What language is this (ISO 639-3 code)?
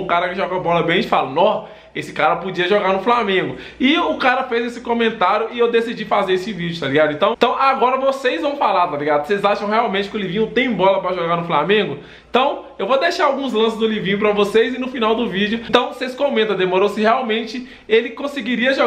por